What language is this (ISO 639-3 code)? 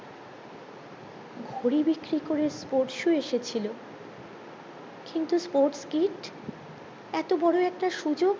ben